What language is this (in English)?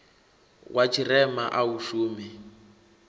Venda